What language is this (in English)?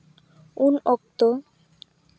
Santali